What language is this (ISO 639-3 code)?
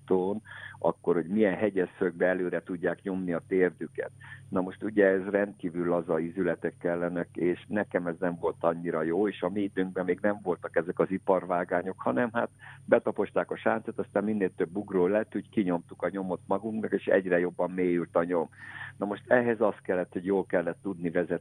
hun